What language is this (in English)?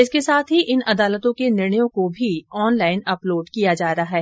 Hindi